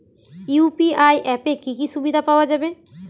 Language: Bangla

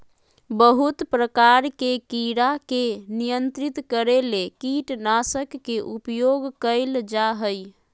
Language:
Magahi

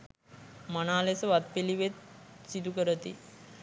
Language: Sinhala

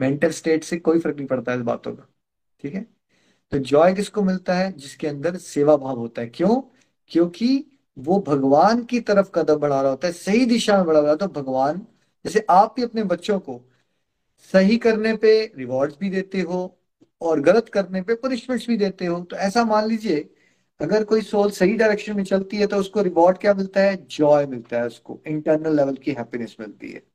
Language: Hindi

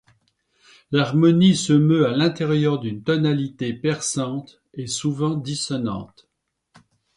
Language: French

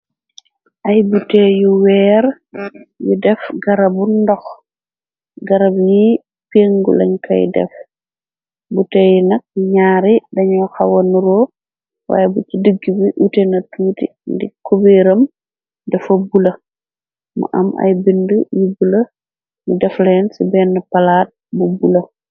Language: Wolof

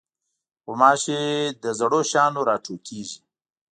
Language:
Pashto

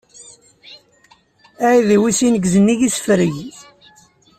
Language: Kabyle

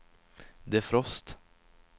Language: Swedish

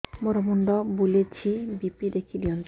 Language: Odia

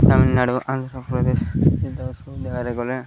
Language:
Odia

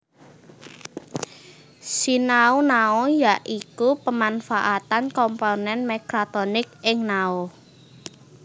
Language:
Javanese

